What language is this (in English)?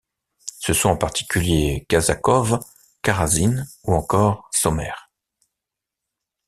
French